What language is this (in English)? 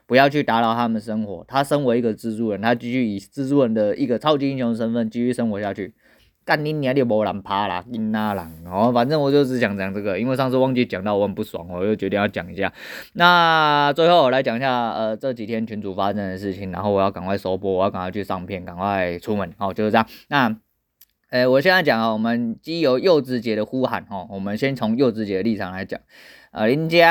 Chinese